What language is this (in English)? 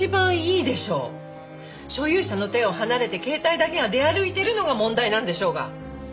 Japanese